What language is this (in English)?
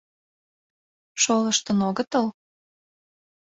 Mari